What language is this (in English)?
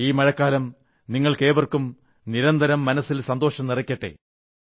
Malayalam